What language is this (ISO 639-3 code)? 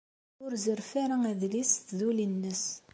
kab